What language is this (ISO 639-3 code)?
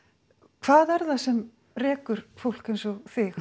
isl